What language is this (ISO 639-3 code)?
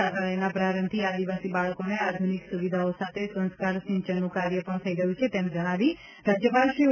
guj